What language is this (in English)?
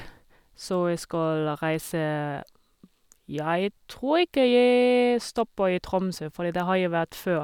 Norwegian